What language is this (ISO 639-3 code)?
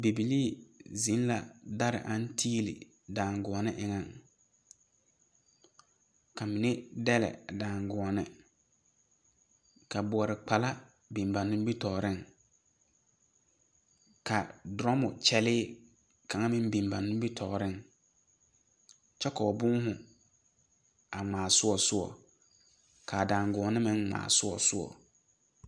dga